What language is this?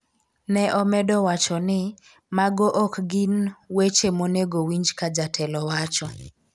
Luo (Kenya and Tanzania)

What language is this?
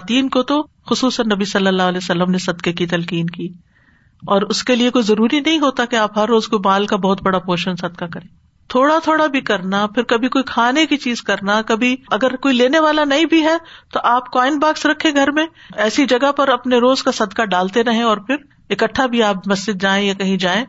Urdu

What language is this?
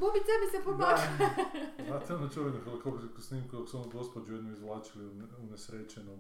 Croatian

